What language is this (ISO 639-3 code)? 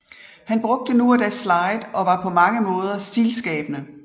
dan